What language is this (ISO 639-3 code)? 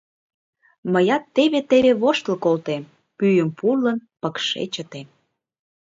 chm